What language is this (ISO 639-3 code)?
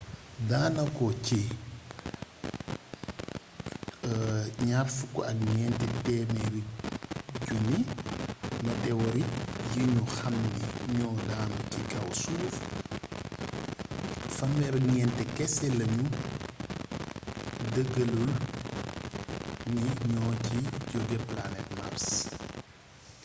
wol